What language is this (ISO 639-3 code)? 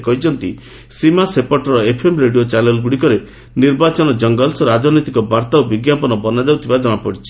ori